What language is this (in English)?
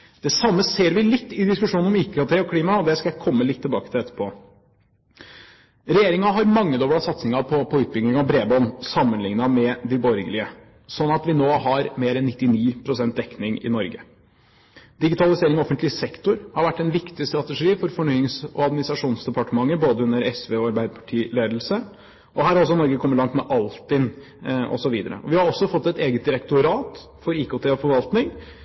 Norwegian Bokmål